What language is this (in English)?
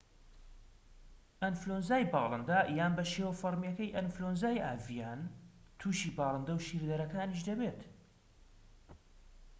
Central Kurdish